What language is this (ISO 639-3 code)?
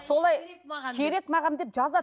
kaz